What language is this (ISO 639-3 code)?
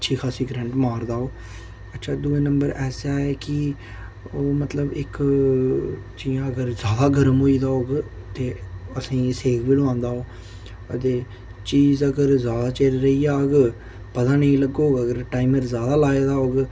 doi